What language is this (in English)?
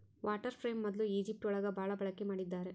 Kannada